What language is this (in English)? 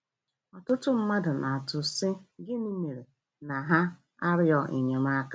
Igbo